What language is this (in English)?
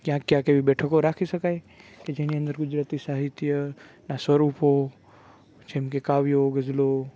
Gujarati